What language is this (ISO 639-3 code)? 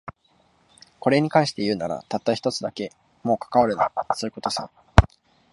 jpn